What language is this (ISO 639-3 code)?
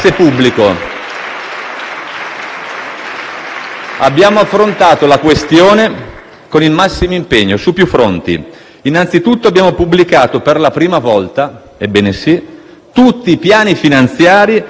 ita